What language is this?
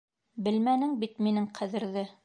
Bashkir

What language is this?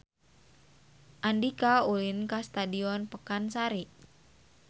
Sundanese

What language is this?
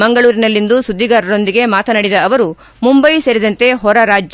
Kannada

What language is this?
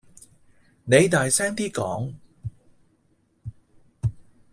Cantonese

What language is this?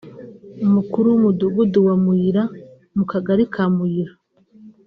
Kinyarwanda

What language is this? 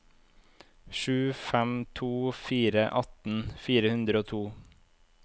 Norwegian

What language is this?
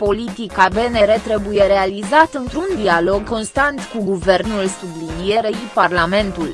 Romanian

